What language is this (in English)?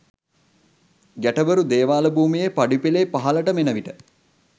Sinhala